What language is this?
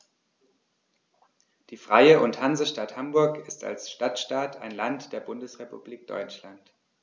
German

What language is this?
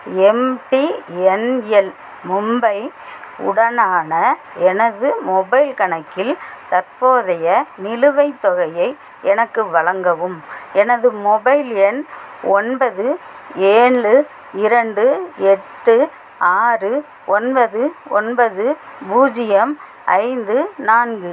Tamil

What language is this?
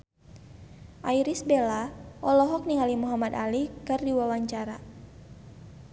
Sundanese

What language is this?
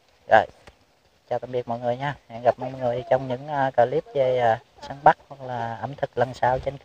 Vietnamese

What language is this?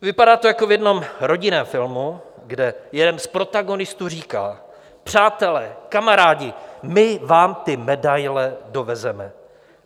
Czech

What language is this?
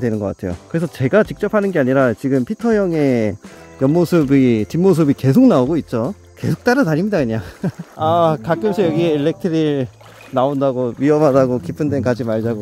Korean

